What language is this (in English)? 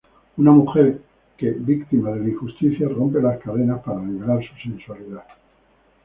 Spanish